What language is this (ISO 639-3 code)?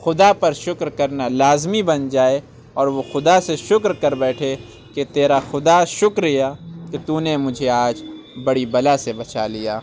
urd